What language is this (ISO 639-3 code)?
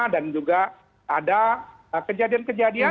ind